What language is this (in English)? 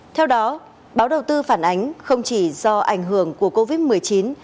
Vietnamese